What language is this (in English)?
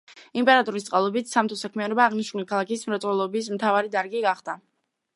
Georgian